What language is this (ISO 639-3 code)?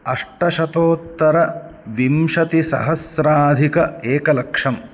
san